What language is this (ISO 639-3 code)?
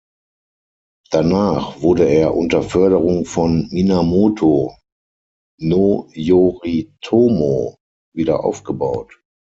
deu